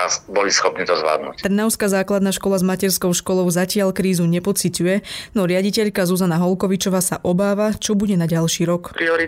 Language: Slovak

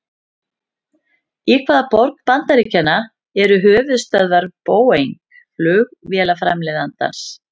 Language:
Icelandic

